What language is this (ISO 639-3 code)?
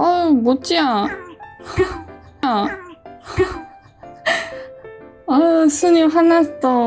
kor